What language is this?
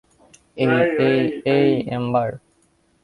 Bangla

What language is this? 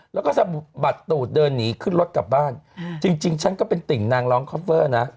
Thai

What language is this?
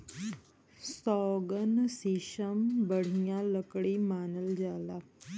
Bhojpuri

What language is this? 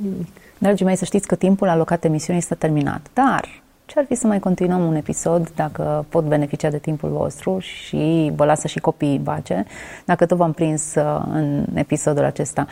Romanian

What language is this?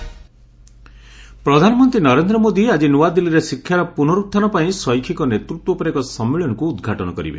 Odia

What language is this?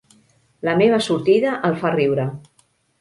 Catalan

